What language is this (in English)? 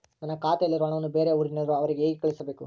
Kannada